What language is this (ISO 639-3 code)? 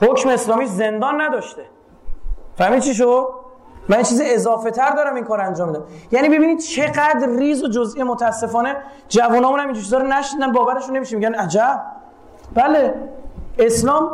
fas